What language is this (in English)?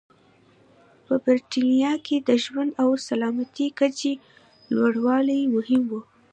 Pashto